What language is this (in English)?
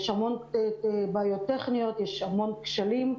Hebrew